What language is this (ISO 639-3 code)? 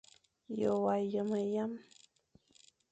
fan